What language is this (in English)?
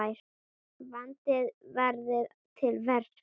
Icelandic